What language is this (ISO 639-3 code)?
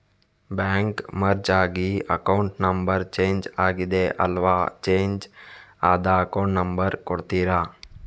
kan